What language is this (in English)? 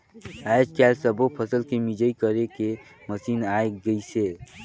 Chhattisgarhi